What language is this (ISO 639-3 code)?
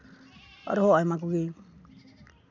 sat